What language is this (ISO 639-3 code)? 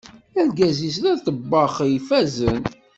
kab